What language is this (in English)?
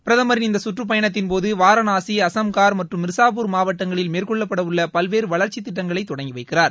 Tamil